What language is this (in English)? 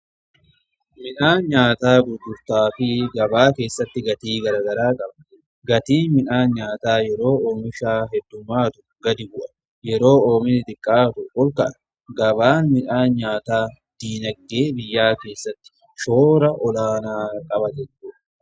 Oromo